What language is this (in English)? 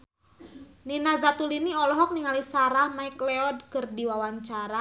Sundanese